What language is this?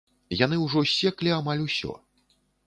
Belarusian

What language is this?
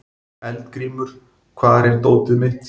Icelandic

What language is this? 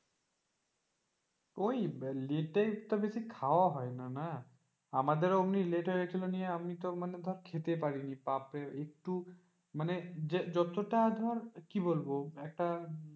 Bangla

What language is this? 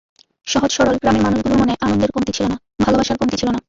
Bangla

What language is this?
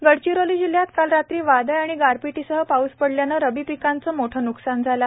Marathi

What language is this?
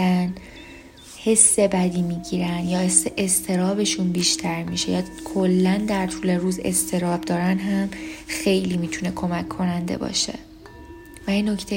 Persian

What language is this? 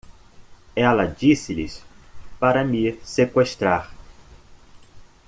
Portuguese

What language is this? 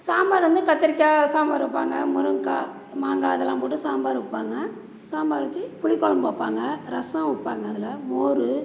Tamil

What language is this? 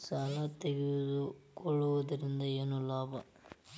Kannada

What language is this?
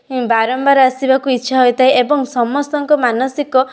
Odia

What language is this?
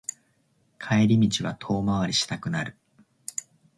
Japanese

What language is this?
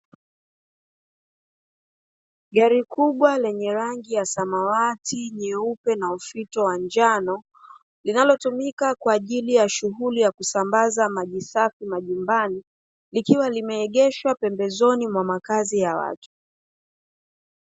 Swahili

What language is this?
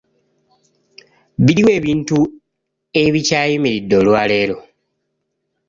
Ganda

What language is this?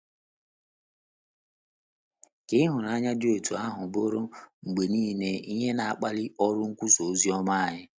Igbo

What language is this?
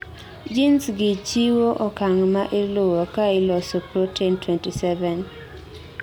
Luo (Kenya and Tanzania)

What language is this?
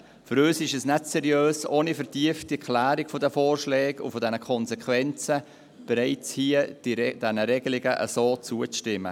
Swiss German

